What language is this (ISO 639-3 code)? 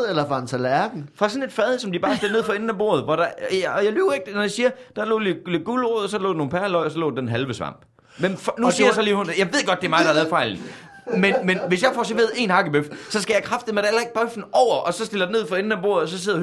dan